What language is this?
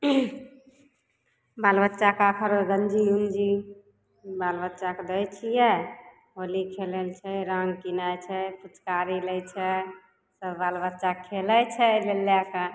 Maithili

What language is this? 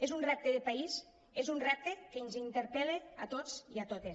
Catalan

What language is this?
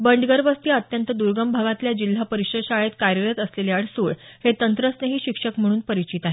Marathi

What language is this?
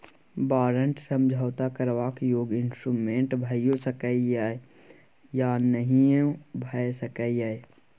Maithili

